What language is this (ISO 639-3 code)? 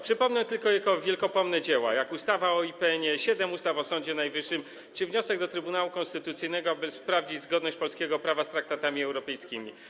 pol